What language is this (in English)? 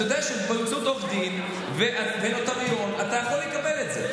Hebrew